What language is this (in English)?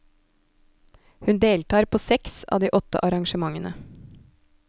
Norwegian